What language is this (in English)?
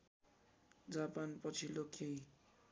Nepali